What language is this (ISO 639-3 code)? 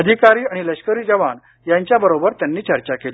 mar